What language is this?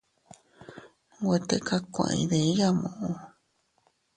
Teutila Cuicatec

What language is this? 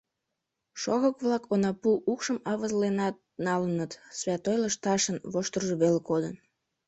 Mari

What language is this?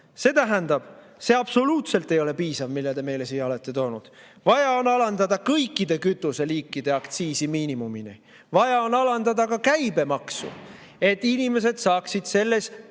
Estonian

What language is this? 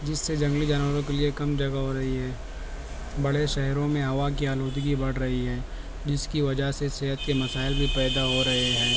Urdu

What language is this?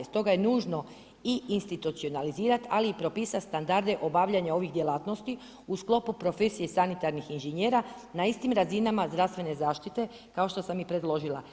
Croatian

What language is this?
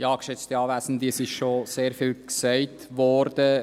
Swiss German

